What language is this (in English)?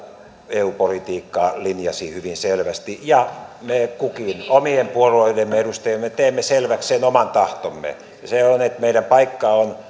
Finnish